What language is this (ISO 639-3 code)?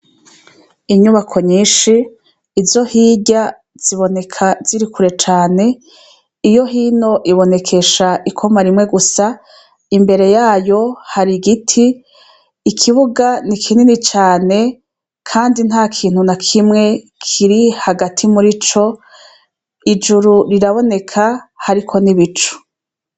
run